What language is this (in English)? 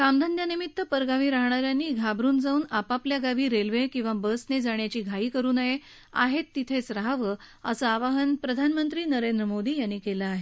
Marathi